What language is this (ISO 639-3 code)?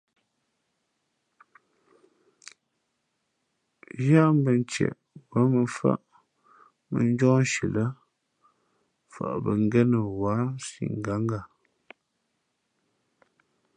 fmp